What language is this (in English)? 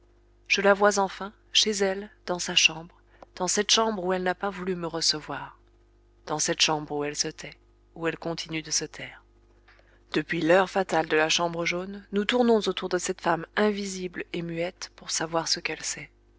French